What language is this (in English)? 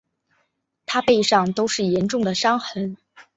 Chinese